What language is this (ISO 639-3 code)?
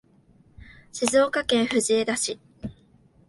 jpn